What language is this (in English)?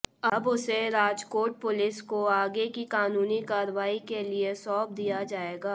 Hindi